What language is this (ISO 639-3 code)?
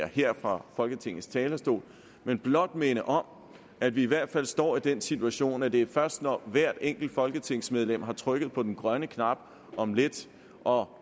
dan